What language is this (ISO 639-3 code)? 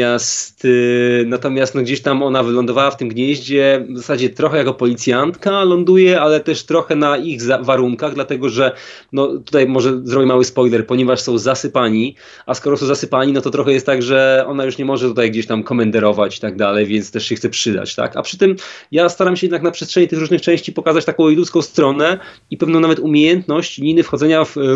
pol